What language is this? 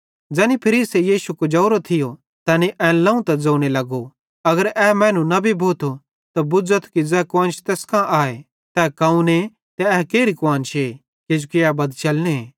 Bhadrawahi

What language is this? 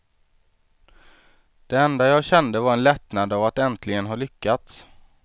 Swedish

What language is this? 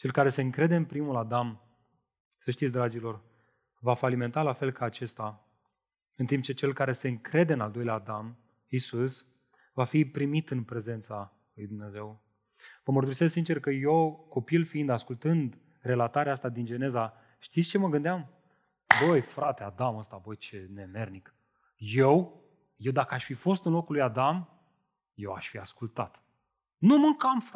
Romanian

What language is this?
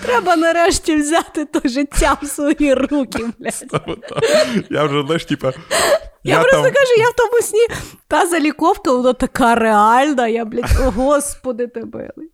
Ukrainian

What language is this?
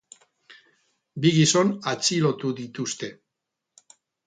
Basque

